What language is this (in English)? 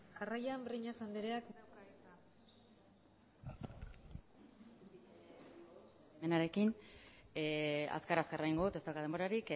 Basque